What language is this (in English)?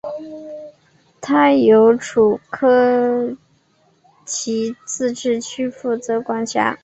Chinese